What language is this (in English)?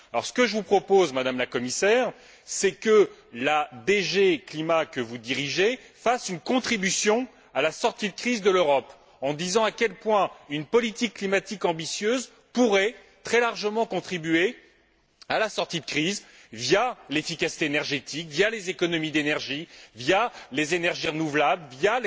French